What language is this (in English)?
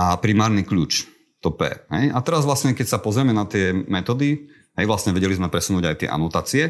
Slovak